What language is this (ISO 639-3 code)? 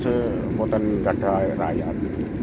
ind